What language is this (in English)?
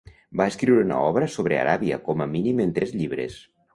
Catalan